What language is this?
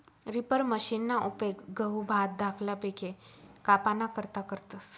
Marathi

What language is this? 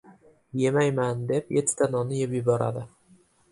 Uzbek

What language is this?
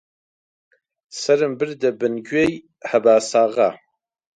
Central Kurdish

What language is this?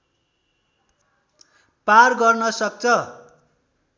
Nepali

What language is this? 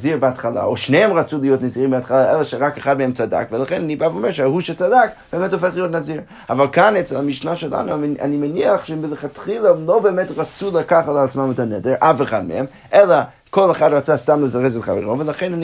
Hebrew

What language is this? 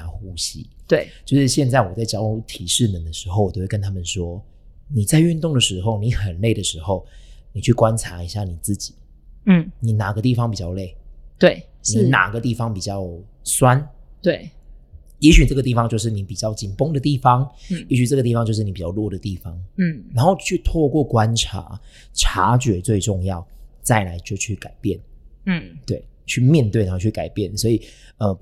Chinese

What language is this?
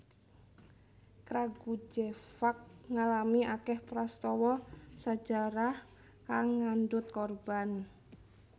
Javanese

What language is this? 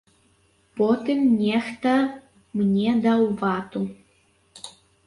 Belarusian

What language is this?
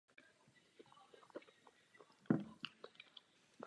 Czech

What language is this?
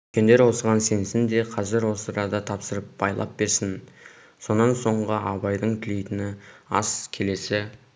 Kazakh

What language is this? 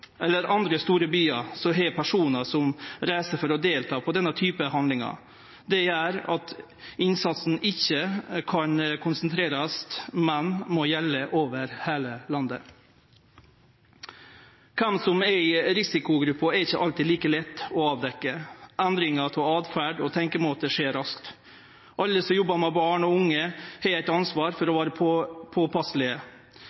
Norwegian Nynorsk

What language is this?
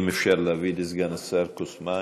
Hebrew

